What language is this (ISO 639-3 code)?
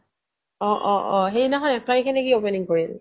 asm